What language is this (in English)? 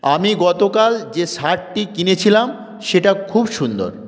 Bangla